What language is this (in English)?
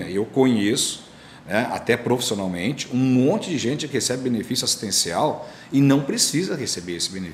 Portuguese